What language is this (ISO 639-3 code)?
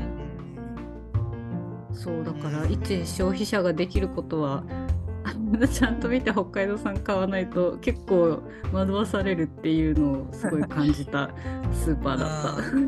jpn